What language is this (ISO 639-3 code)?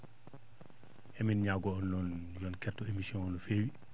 ful